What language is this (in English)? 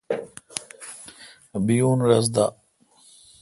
Kalkoti